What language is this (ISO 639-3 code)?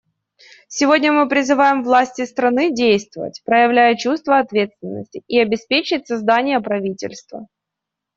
rus